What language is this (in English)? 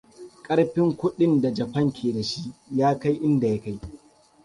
Hausa